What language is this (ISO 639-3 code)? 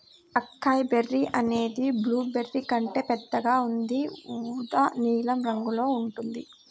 tel